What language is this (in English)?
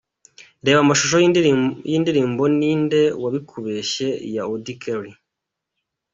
Kinyarwanda